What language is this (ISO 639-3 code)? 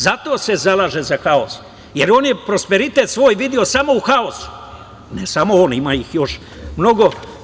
srp